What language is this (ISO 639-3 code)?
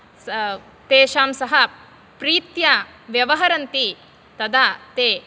san